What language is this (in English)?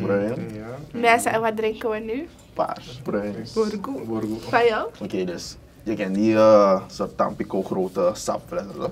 Dutch